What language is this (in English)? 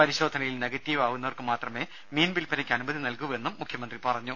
Malayalam